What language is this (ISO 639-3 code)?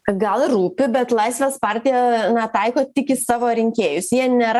lit